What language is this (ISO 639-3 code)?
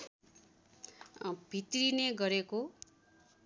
nep